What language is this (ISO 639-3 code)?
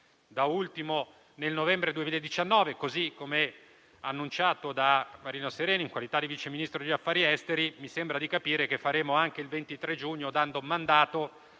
ita